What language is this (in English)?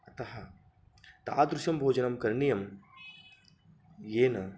Sanskrit